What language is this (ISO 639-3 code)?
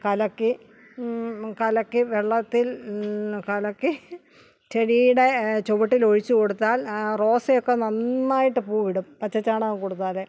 mal